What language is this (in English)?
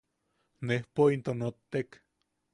Yaqui